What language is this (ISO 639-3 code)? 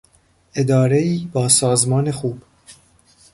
fas